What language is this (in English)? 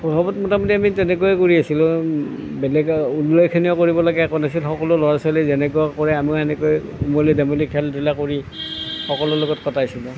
Assamese